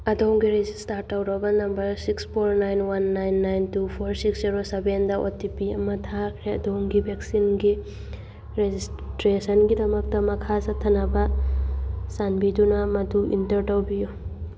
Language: Manipuri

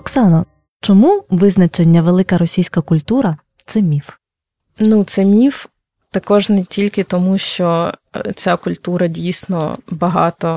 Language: Ukrainian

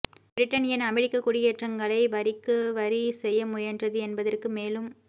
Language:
Tamil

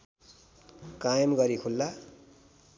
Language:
Nepali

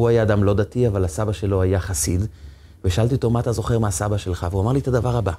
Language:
Hebrew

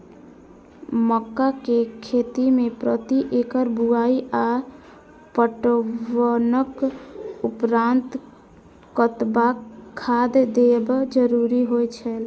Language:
Maithili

